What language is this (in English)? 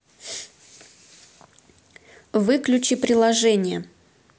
Russian